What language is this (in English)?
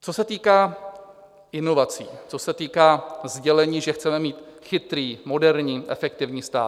Czech